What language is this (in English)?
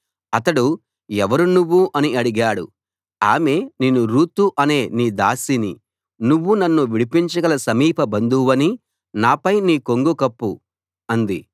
Telugu